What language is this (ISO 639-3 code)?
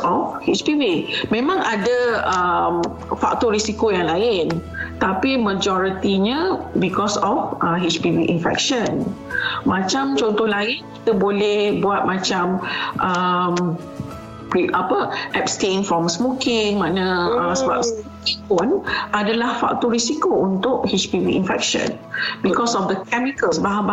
msa